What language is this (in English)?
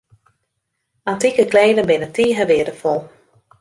Western Frisian